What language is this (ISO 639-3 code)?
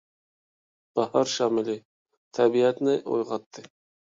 uig